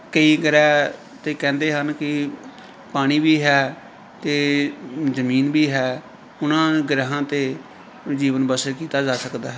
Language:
Punjabi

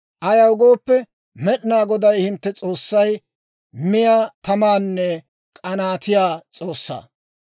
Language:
Dawro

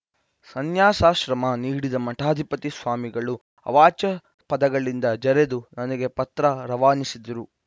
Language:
Kannada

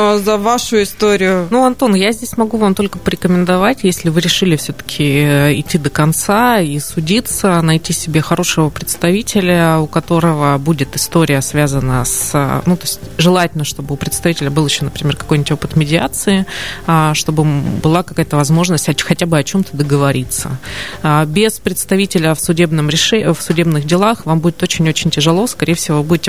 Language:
Russian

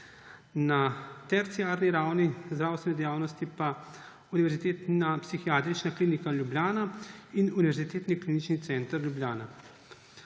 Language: Slovenian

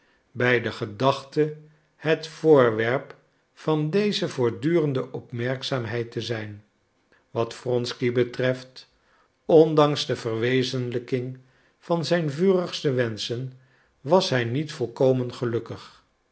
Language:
Dutch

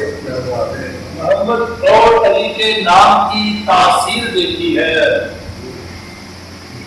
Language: Urdu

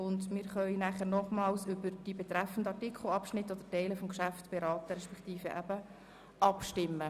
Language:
Swiss German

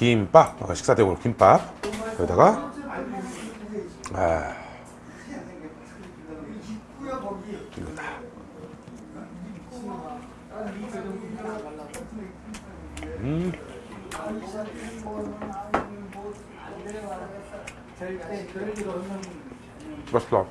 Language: Korean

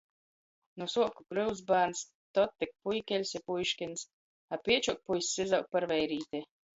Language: Latgalian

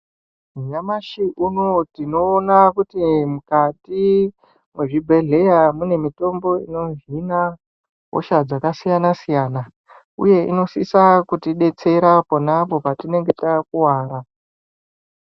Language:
Ndau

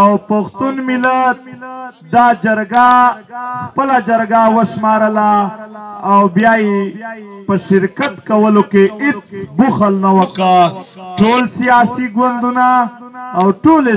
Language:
Romanian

